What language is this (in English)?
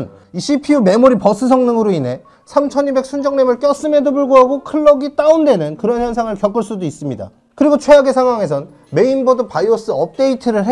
Korean